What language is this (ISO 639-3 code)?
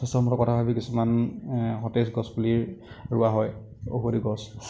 asm